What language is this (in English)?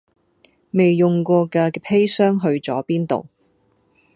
Cantonese